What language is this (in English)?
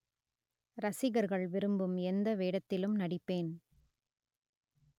Tamil